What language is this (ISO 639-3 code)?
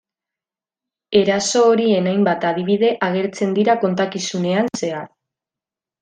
eus